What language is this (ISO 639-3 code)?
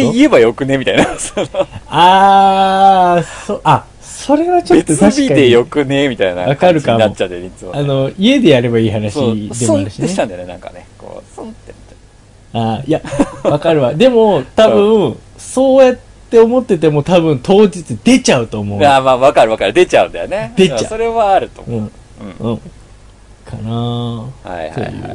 jpn